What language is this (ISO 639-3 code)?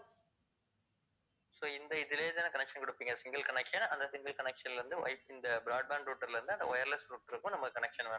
tam